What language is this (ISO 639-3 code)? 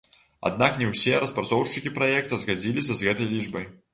bel